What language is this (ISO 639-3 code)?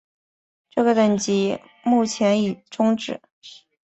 zho